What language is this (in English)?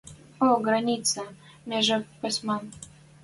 Western Mari